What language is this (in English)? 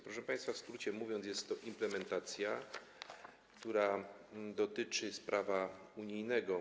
Polish